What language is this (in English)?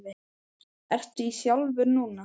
Icelandic